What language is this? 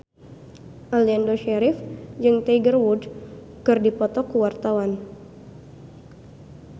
Sundanese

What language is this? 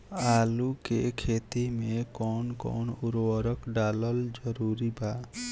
Bhojpuri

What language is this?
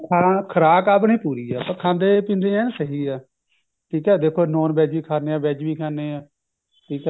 Punjabi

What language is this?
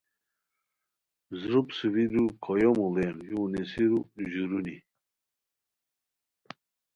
Khowar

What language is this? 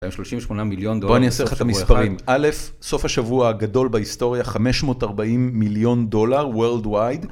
Hebrew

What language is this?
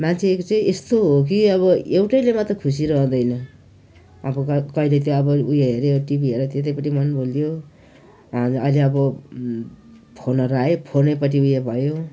Nepali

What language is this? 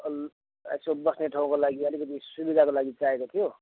Nepali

